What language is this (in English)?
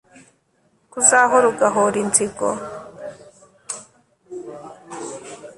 Kinyarwanda